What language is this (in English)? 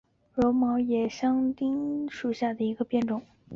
Chinese